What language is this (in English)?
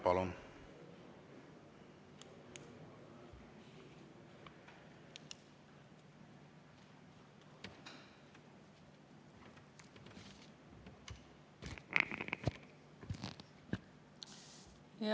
Estonian